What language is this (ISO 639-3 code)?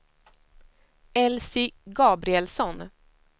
swe